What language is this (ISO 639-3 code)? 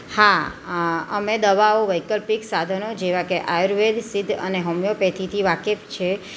guj